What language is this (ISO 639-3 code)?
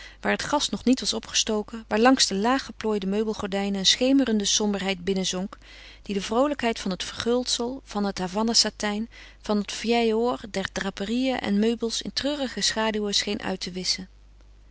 nld